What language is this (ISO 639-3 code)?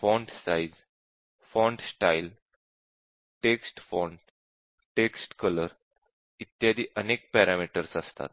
mar